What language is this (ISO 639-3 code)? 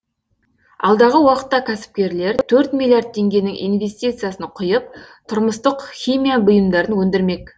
kaz